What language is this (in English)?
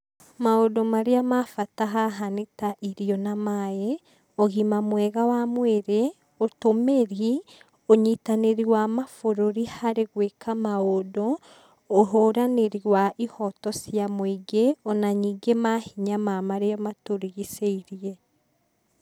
Kikuyu